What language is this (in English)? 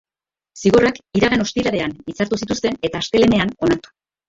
Basque